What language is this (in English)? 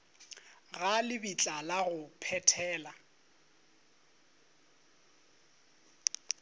Northern Sotho